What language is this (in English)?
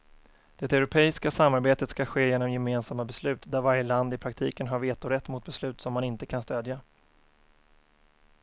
Swedish